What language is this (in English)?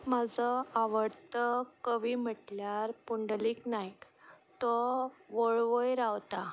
Konkani